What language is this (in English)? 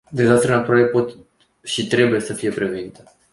Romanian